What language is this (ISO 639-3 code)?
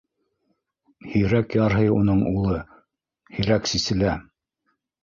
bak